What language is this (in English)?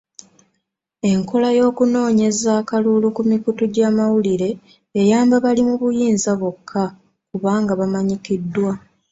Ganda